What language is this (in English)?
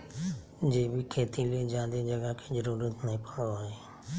Magahi